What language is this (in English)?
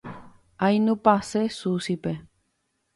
Guarani